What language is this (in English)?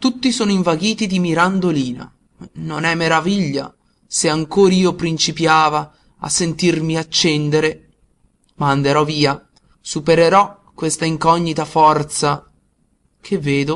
Italian